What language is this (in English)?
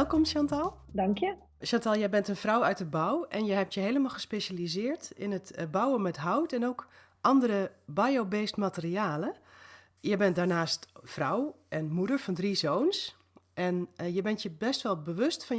Dutch